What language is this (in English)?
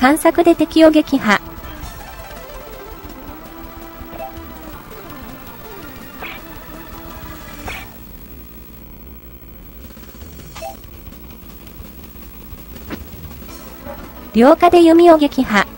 Japanese